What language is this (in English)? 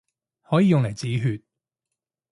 Cantonese